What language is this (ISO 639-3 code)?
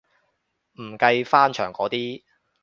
yue